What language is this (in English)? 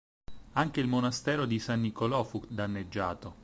Italian